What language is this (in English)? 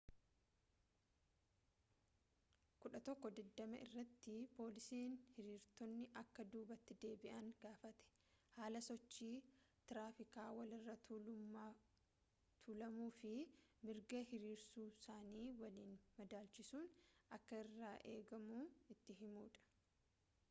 Oromo